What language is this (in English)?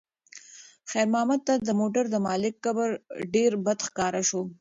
Pashto